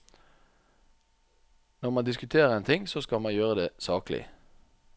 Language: Norwegian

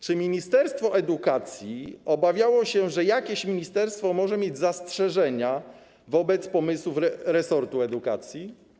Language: Polish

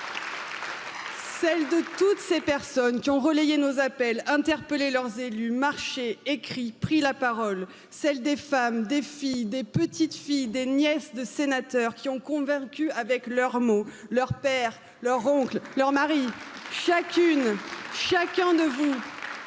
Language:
French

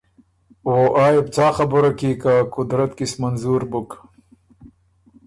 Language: Ormuri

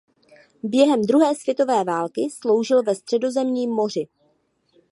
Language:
Czech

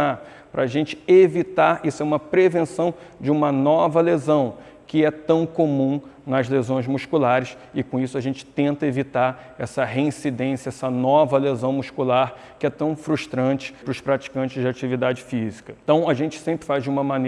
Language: Portuguese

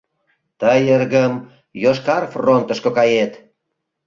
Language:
Mari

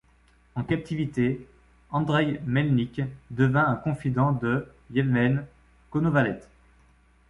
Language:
French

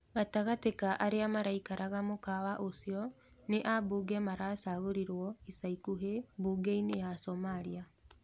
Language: Kikuyu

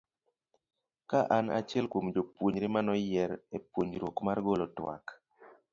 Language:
Luo (Kenya and Tanzania)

